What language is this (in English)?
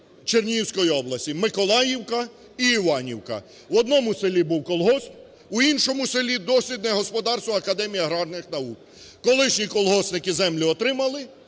Ukrainian